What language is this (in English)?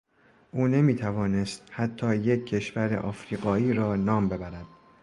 Persian